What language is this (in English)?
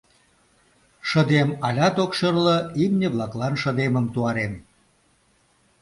Mari